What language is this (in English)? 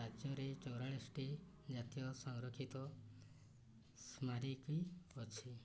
Odia